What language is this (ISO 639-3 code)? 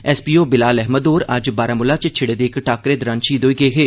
doi